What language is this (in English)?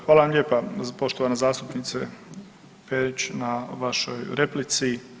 Croatian